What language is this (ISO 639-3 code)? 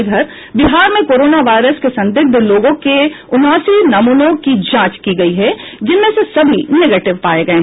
hin